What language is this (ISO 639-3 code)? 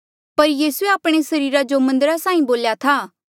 mjl